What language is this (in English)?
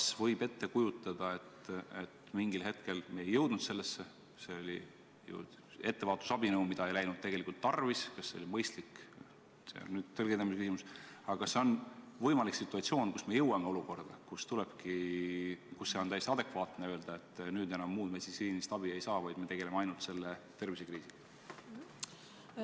Estonian